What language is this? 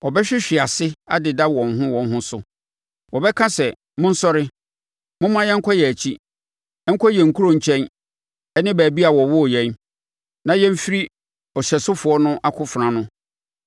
Akan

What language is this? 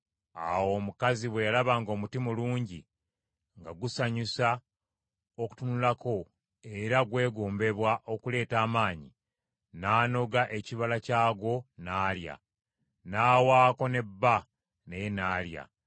Ganda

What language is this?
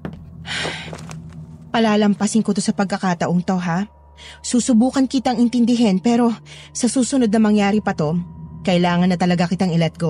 Filipino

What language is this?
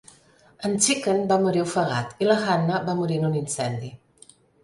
Catalan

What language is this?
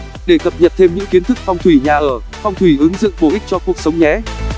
Vietnamese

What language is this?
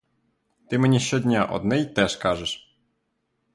Ukrainian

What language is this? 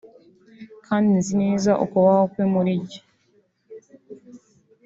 Kinyarwanda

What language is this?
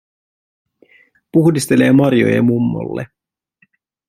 Finnish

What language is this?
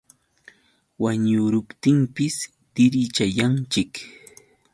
Yauyos Quechua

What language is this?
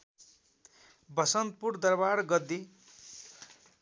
Nepali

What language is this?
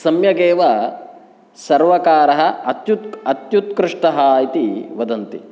Sanskrit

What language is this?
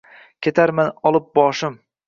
Uzbek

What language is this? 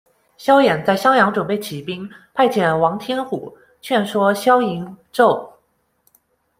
Chinese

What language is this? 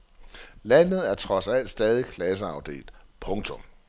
Danish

